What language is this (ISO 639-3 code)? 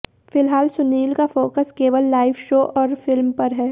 hin